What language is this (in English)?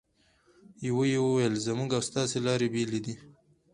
Pashto